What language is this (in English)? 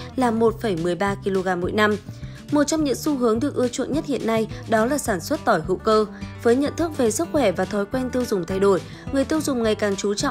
Vietnamese